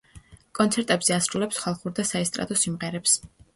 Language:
Georgian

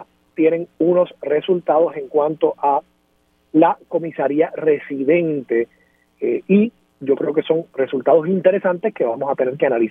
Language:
Spanish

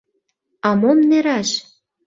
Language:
Mari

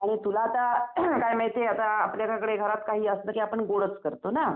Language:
Marathi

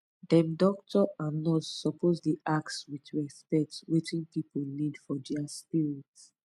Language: Nigerian Pidgin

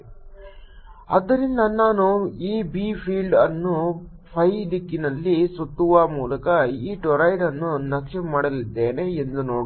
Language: Kannada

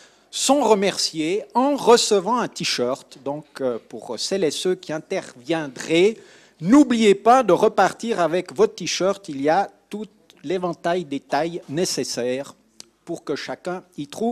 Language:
French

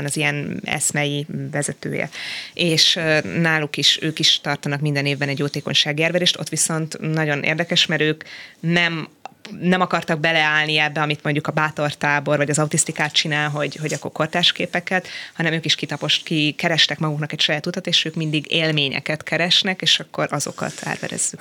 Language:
Hungarian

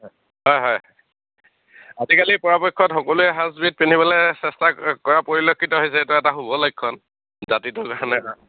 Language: Assamese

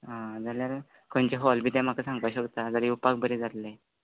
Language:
Konkani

